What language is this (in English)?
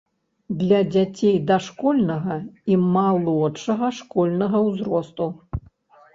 Belarusian